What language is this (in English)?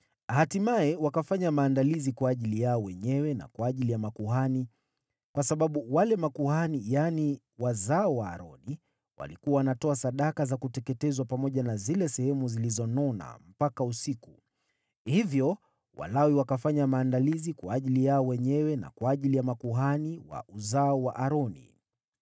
Swahili